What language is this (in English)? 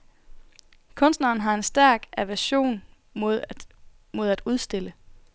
Danish